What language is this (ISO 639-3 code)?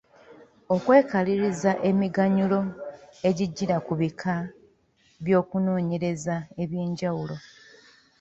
lug